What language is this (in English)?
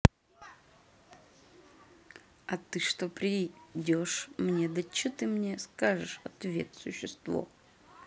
Russian